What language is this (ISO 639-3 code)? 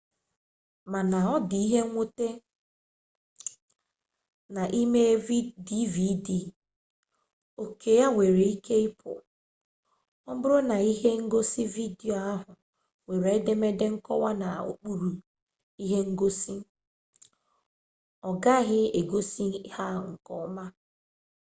ibo